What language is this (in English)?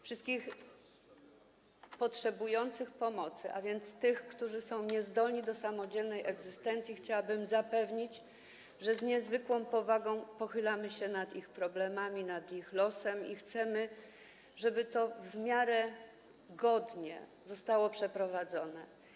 Polish